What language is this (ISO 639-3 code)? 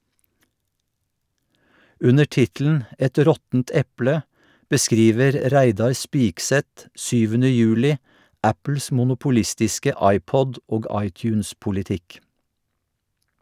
nor